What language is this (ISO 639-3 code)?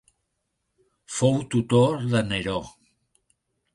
cat